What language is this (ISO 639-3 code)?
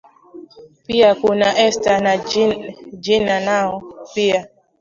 swa